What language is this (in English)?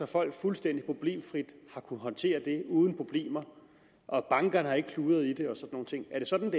Danish